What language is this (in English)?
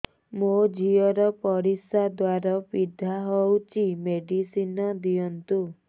Odia